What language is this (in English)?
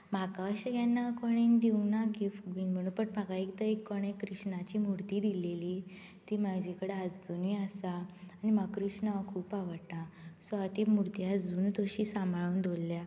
Konkani